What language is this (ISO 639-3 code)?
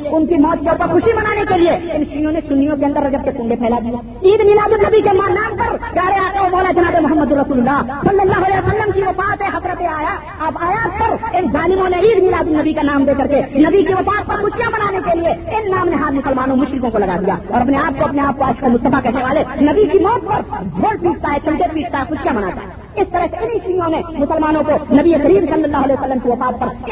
urd